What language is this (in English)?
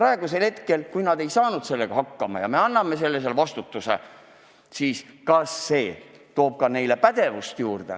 Estonian